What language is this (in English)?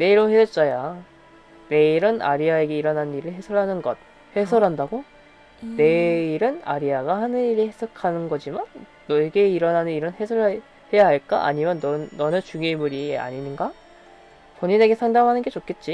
Korean